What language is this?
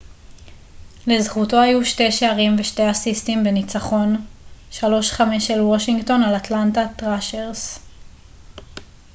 Hebrew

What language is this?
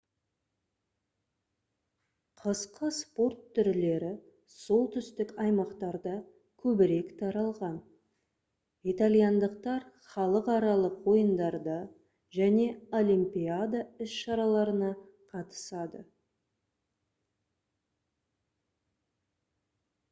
Kazakh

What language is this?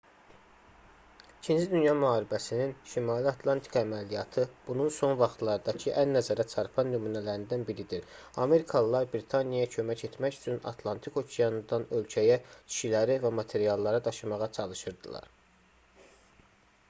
Azerbaijani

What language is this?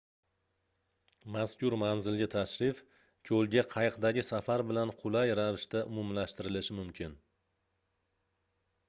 Uzbek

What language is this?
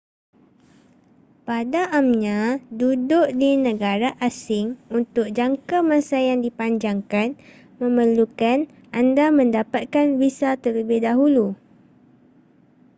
Malay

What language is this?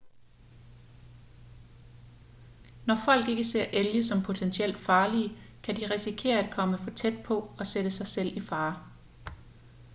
Danish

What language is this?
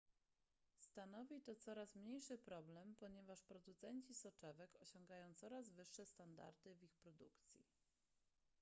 Polish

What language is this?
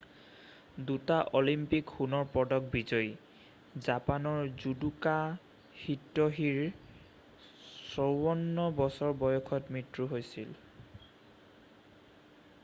Assamese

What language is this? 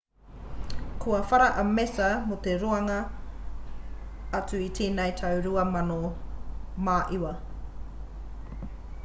Māori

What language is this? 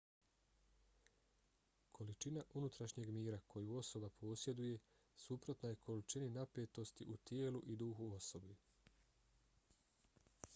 Bosnian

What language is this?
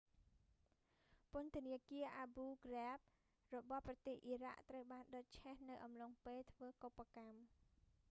Khmer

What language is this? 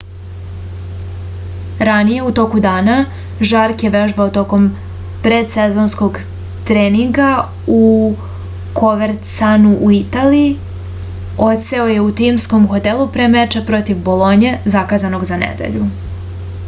Serbian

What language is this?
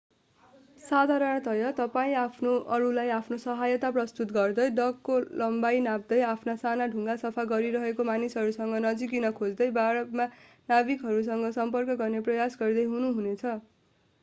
Nepali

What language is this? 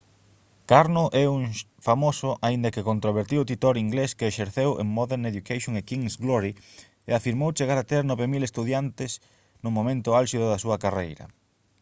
Galician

